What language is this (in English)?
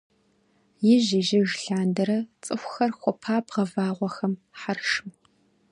Kabardian